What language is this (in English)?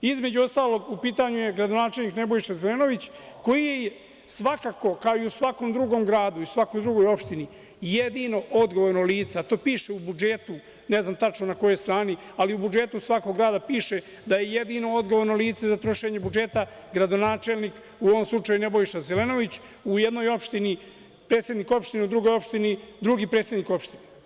Serbian